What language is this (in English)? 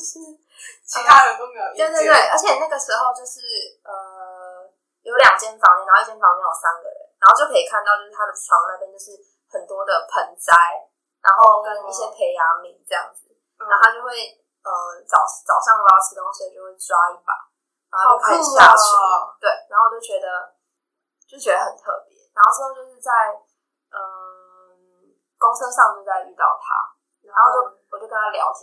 Chinese